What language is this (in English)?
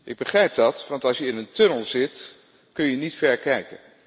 Dutch